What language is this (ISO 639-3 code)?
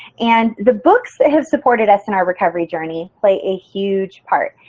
eng